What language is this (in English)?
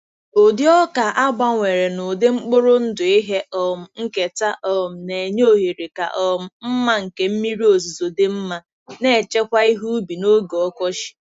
Igbo